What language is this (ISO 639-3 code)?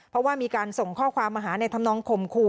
tha